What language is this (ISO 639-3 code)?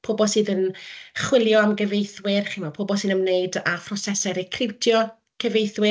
cym